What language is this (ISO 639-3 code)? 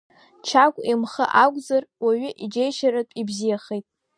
abk